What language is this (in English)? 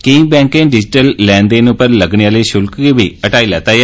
Dogri